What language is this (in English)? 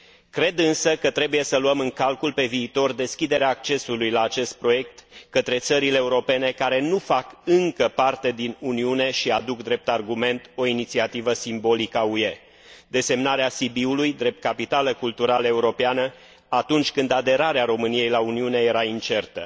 Romanian